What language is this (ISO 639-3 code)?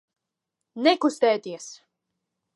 lav